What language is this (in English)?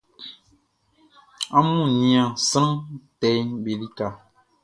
Baoulé